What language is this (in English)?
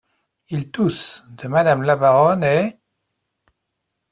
French